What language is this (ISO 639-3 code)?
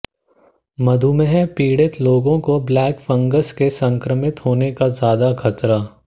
hin